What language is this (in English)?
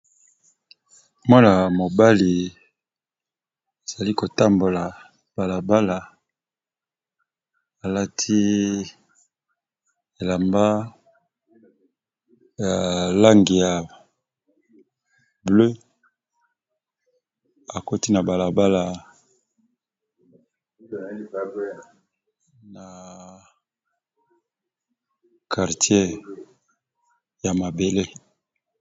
Lingala